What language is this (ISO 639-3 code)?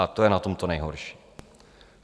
ces